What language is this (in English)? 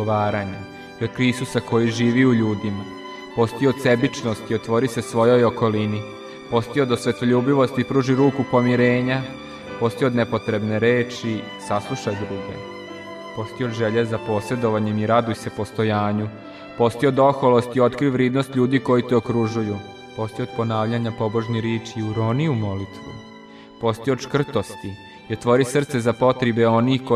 Croatian